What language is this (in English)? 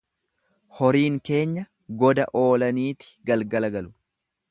Oromo